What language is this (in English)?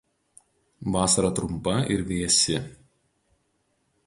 Lithuanian